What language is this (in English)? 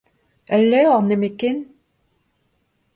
Breton